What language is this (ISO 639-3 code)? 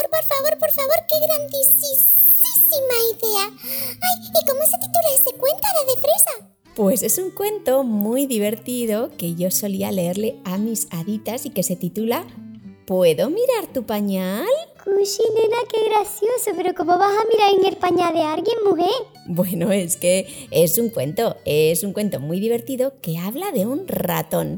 spa